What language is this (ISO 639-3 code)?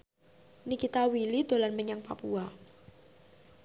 jav